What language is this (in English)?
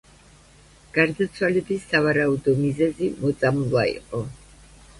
Georgian